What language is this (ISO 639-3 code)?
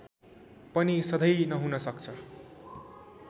nep